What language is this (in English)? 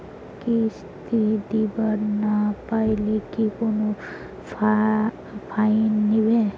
Bangla